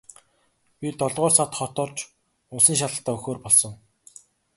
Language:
Mongolian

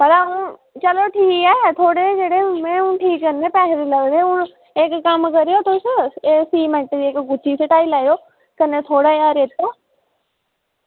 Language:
Dogri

